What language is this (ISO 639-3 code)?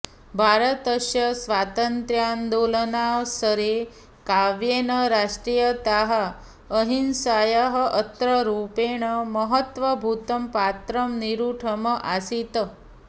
san